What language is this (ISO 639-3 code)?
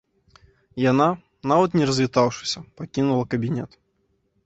bel